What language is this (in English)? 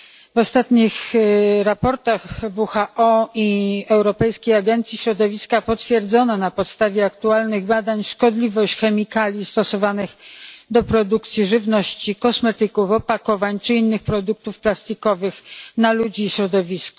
Polish